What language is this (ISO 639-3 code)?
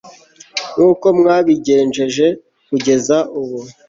kin